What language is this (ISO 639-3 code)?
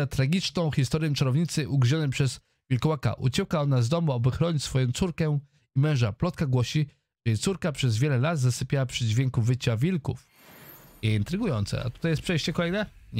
pol